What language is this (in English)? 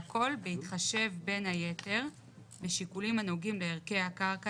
Hebrew